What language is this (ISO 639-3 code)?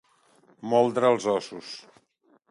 cat